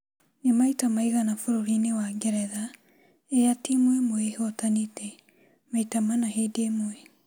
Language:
Kikuyu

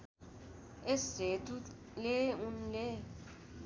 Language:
Nepali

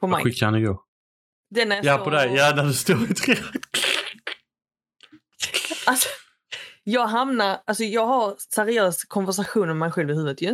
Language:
Swedish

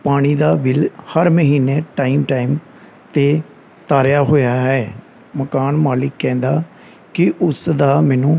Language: Punjabi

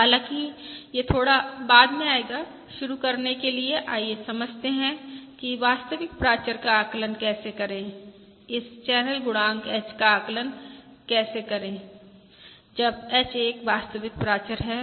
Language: Hindi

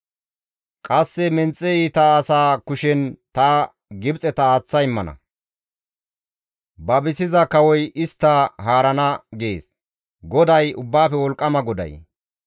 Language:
Gamo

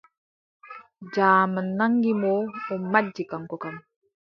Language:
Adamawa Fulfulde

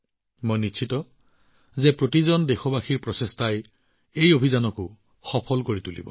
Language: Assamese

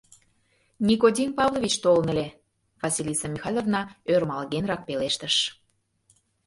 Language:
Mari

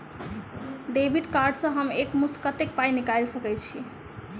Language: Maithili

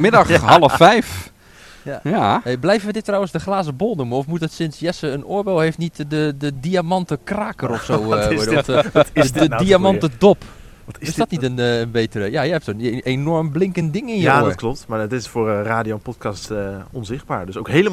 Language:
Dutch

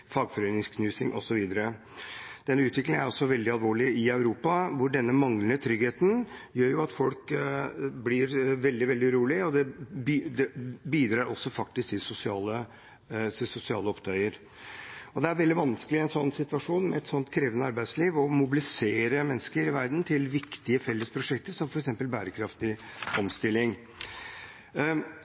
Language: Norwegian Bokmål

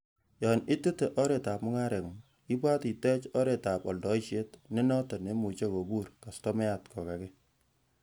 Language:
Kalenjin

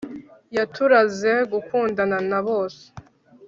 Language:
Kinyarwanda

